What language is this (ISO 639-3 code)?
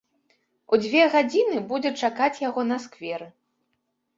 bel